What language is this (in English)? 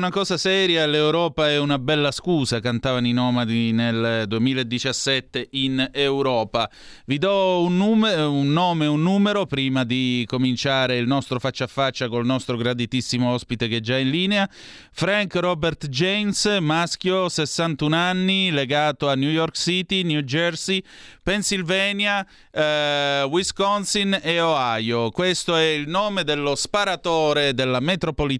Italian